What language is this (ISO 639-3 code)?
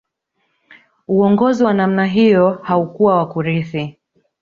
swa